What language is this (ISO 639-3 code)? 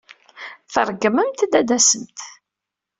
kab